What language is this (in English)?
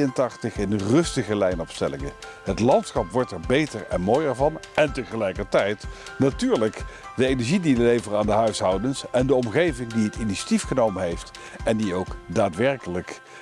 Dutch